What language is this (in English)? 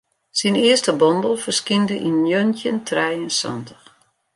Western Frisian